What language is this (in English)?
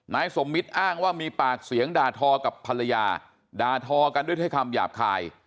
Thai